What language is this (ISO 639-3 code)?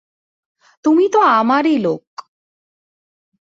ben